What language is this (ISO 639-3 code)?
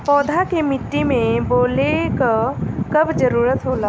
bho